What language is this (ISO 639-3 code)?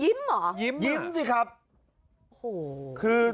tha